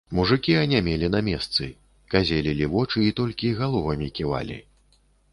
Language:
Belarusian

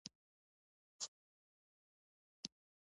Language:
Pashto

